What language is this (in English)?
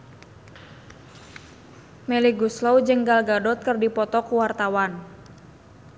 Sundanese